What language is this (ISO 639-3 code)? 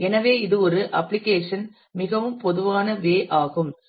tam